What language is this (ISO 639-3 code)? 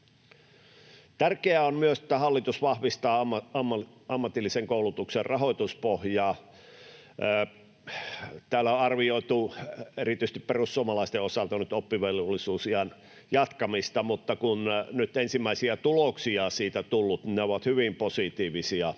fin